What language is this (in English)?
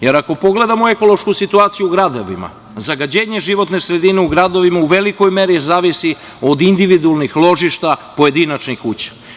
Serbian